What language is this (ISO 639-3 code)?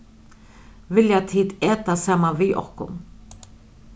fao